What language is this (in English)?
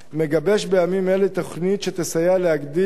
Hebrew